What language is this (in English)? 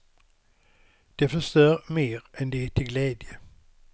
Swedish